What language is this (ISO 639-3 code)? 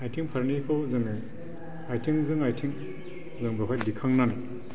brx